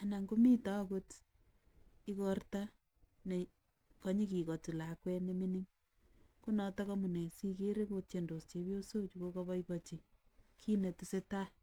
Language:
Kalenjin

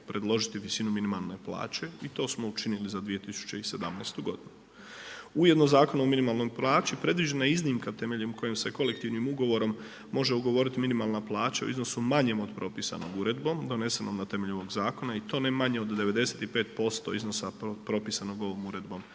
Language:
Croatian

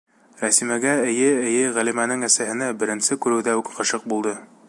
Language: Bashkir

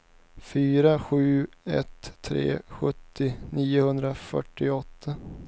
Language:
Swedish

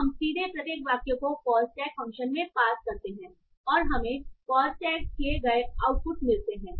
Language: Hindi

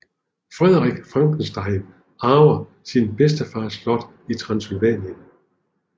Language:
Danish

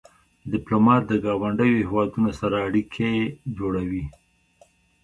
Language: Pashto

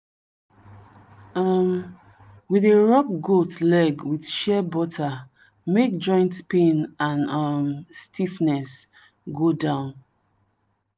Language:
Nigerian Pidgin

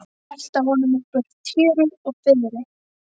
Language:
Icelandic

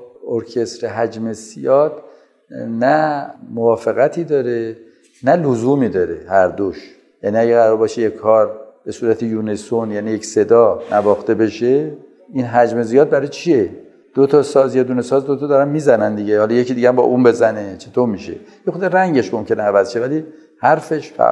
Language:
Persian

